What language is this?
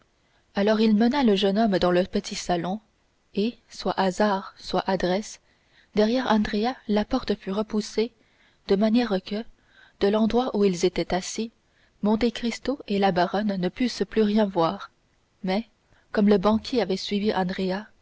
French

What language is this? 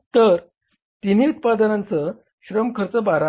Marathi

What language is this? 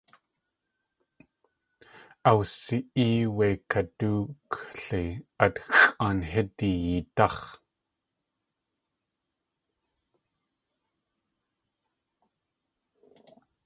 Tlingit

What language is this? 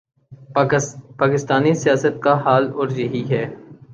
Urdu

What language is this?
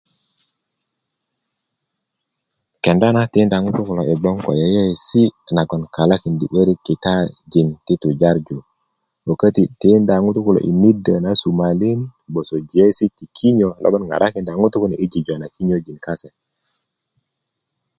Kuku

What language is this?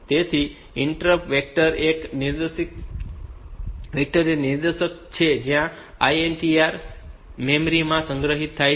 Gujarati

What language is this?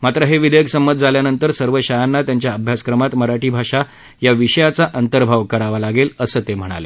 Marathi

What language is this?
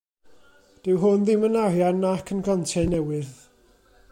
Welsh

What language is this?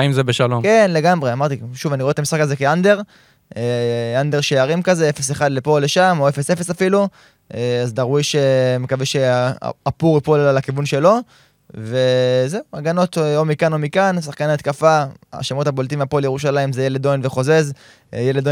Hebrew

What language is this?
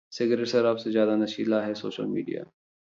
Hindi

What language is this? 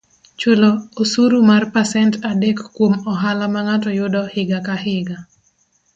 Luo (Kenya and Tanzania)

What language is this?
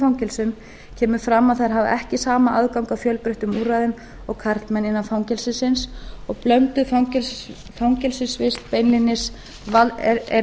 Icelandic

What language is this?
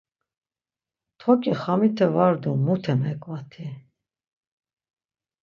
Laz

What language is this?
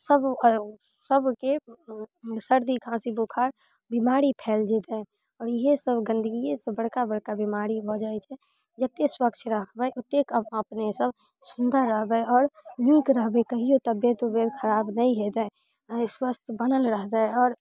Maithili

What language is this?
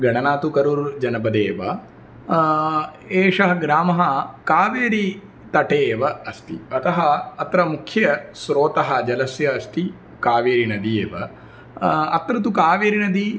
Sanskrit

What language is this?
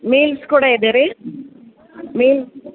Kannada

